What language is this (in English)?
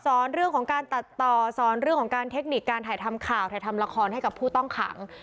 Thai